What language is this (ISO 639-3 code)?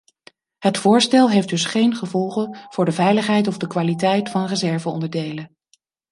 nld